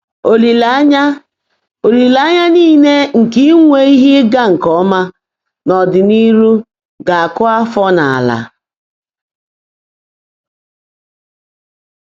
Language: Igbo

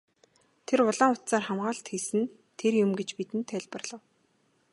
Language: Mongolian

